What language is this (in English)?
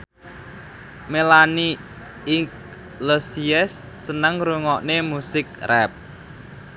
Javanese